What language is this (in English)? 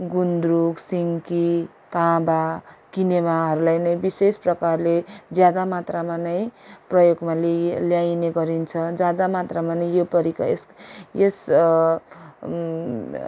Nepali